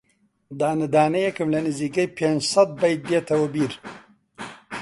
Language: Central Kurdish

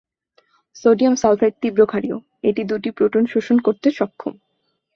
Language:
Bangla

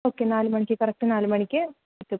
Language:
Malayalam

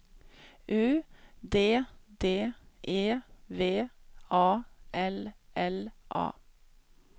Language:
Swedish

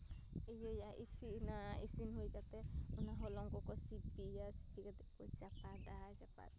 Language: Santali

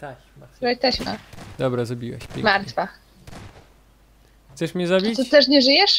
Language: Polish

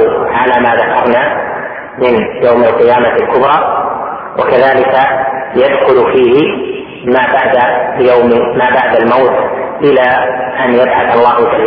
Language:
Arabic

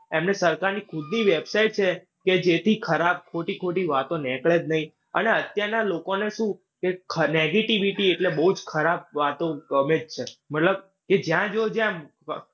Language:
Gujarati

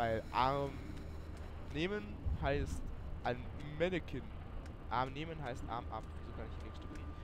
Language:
German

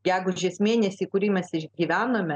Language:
Lithuanian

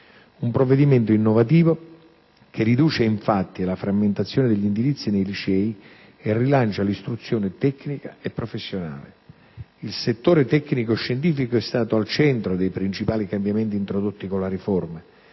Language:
Italian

